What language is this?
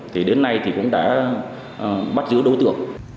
Vietnamese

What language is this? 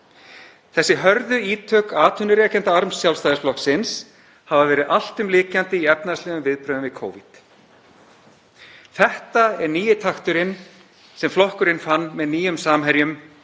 Icelandic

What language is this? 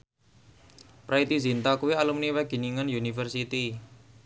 Javanese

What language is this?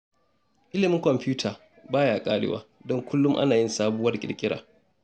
Hausa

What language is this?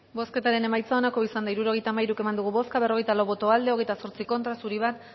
Basque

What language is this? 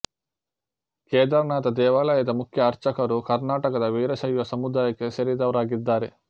Kannada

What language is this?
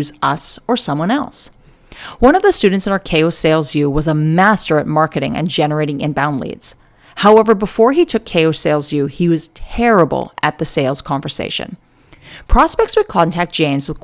English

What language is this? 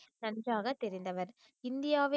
Tamil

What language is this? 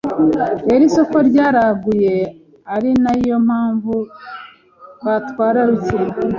Kinyarwanda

